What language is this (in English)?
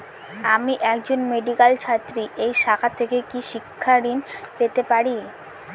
Bangla